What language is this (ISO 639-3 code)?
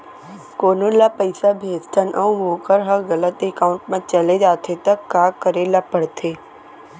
hne